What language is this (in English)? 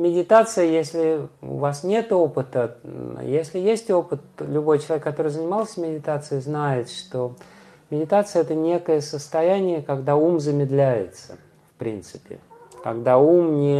Russian